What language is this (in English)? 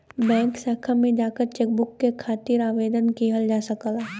Bhojpuri